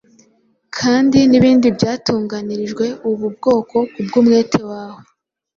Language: Kinyarwanda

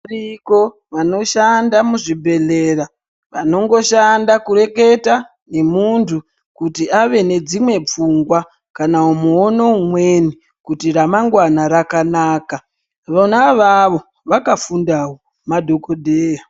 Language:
Ndau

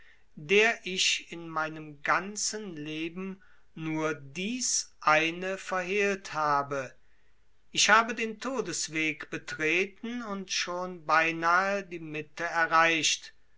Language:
German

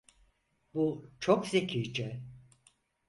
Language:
Turkish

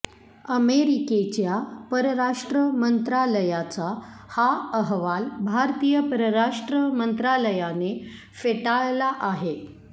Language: Marathi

